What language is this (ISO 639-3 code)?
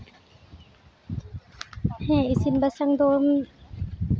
sat